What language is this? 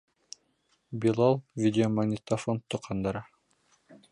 Bashkir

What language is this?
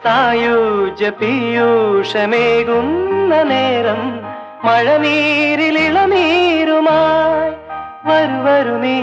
Malayalam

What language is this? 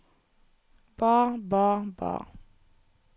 Norwegian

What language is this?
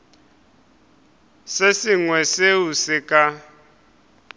Northern Sotho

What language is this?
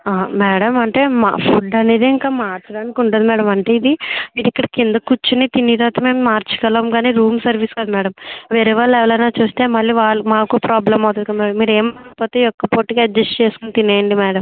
Telugu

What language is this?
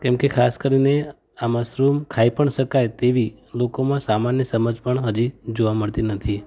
Gujarati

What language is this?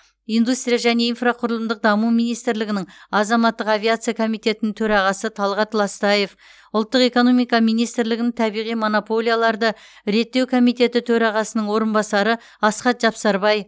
Kazakh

